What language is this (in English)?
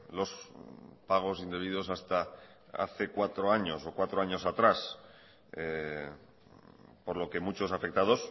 Spanish